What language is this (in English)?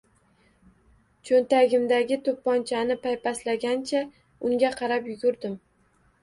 Uzbek